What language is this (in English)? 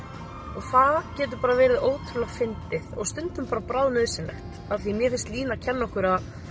Icelandic